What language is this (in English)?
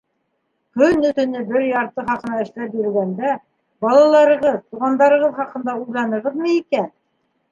Bashkir